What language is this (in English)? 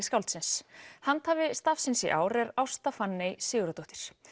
Icelandic